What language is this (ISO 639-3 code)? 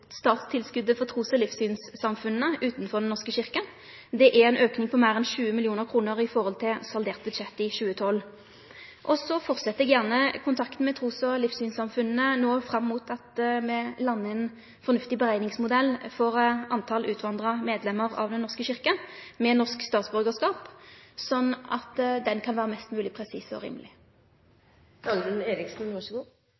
nno